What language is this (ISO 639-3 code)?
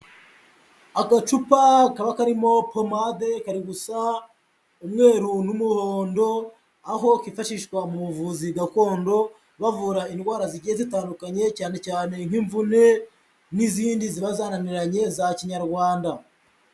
kin